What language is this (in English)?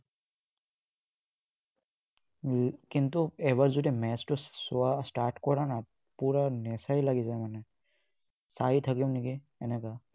Assamese